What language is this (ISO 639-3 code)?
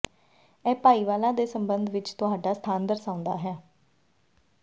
pan